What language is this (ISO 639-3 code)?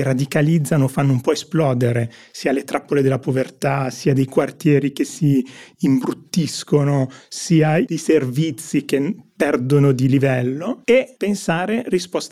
ita